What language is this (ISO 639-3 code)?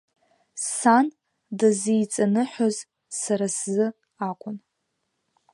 abk